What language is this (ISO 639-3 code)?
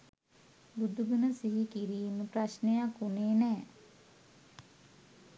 sin